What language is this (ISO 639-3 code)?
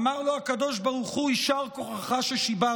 heb